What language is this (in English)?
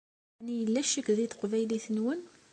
Kabyle